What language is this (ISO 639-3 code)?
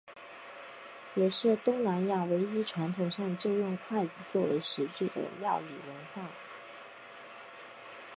zho